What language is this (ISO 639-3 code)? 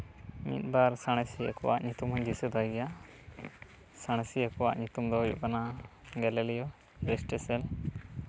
sat